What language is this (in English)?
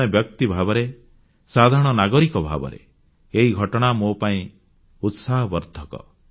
Odia